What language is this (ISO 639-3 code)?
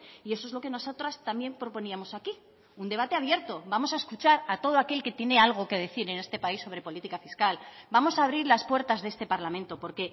spa